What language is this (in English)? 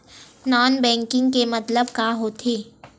Chhattisgarhi